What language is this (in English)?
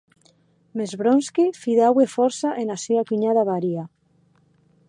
Occitan